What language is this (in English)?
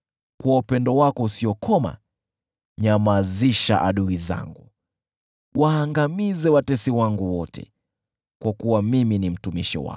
Swahili